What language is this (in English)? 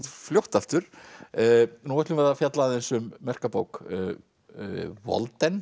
Icelandic